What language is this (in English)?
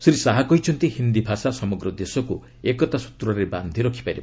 Odia